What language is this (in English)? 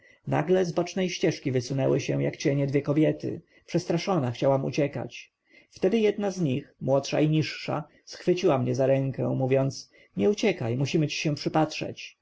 Polish